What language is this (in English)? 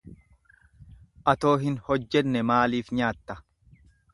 Oromo